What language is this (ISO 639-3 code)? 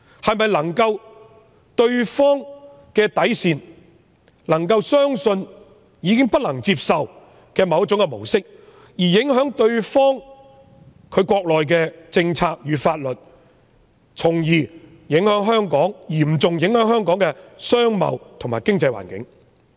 yue